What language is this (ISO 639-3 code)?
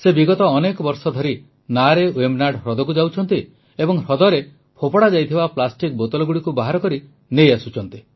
ori